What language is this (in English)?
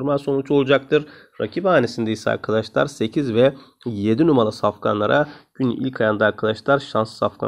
Turkish